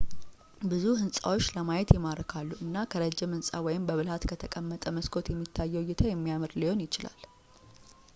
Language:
Amharic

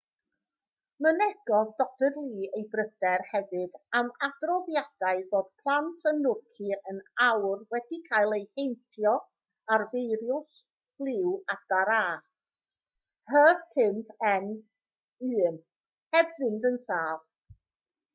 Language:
Welsh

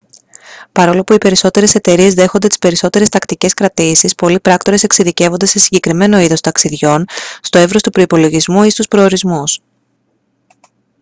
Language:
Greek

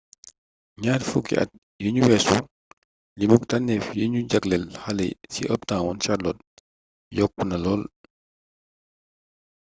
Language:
Wolof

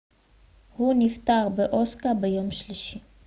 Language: Hebrew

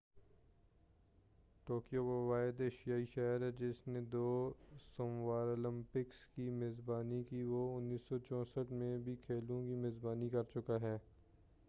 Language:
Urdu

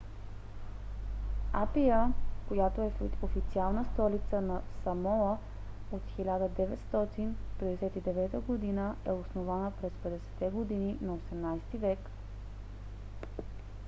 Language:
Bulgarian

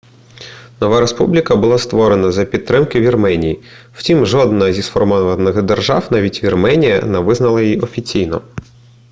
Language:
Ukrainian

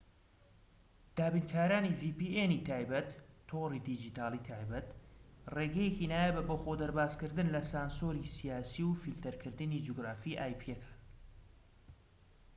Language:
Central Kurdish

